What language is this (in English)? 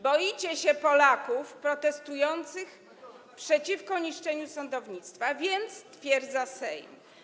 Polish